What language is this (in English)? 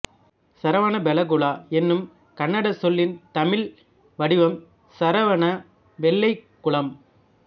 Tamil